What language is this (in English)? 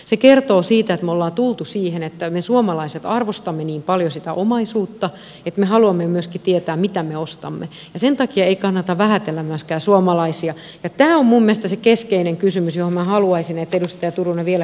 Finnish